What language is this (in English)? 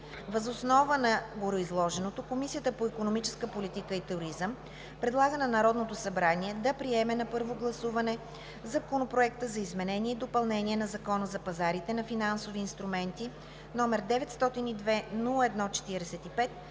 Bulgarian